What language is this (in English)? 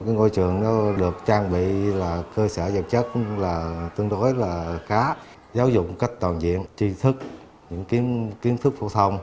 Vietnamese